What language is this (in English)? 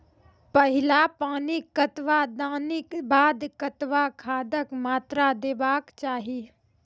Maithili